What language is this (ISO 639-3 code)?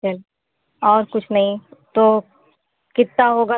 hin